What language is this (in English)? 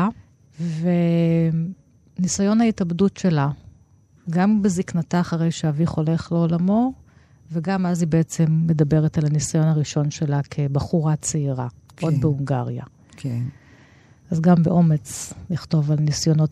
Hebrew